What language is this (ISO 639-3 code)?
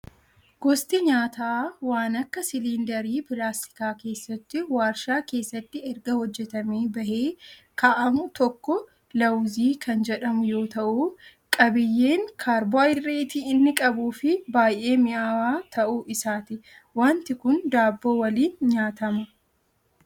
orm